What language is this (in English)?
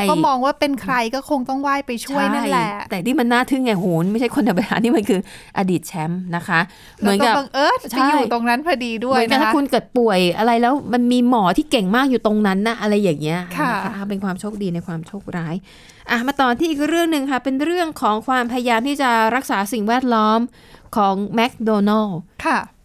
Thai